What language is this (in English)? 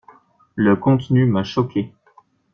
French